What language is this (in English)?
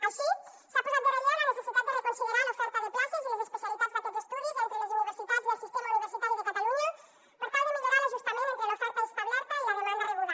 Catalan